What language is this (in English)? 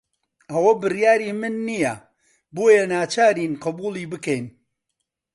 Central Kurdish